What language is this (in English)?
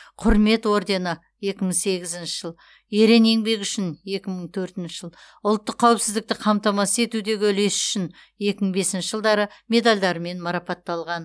Kazakh